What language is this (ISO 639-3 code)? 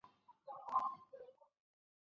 zho